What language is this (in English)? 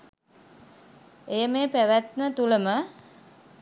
Sinhala